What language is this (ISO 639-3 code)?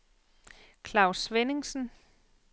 dan